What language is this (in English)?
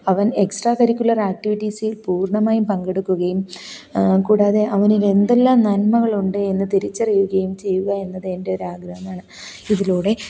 Malayalam